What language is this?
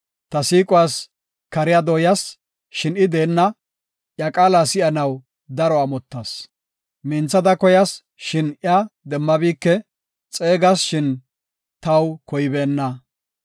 Gofa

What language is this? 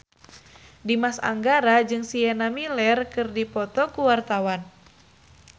Sundanese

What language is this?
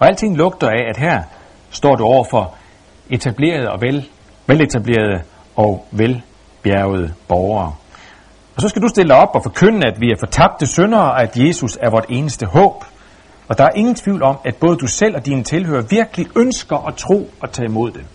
Danish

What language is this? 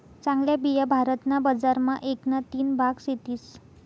Marathi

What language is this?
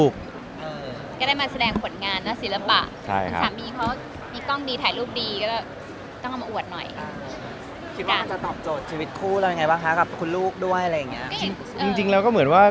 Thai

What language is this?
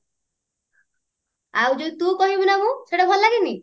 Odia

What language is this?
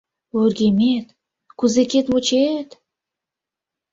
Mari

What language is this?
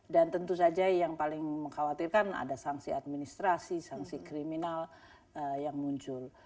Indonesian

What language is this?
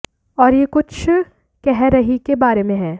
Hindi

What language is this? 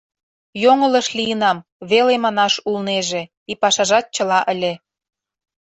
Mari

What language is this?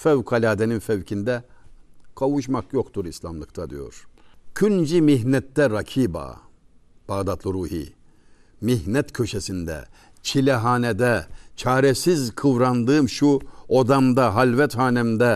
Turkish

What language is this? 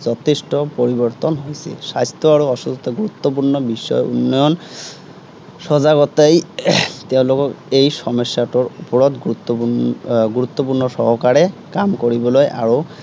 Assamese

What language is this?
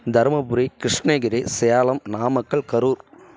Tamil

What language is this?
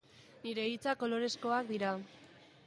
Basque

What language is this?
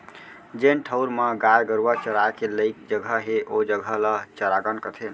Chhattisgarhi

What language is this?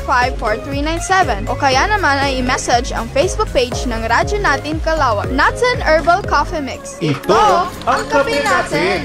Filipino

